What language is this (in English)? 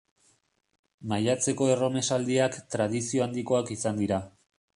Basque